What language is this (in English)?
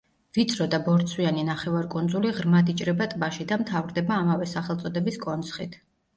Georgian